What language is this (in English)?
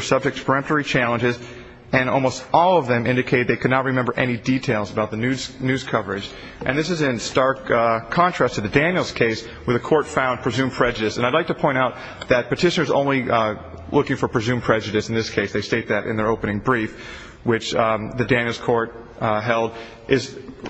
English